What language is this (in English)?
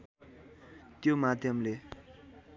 Nepali